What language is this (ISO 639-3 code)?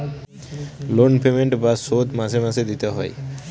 ben